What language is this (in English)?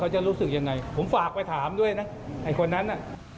Thai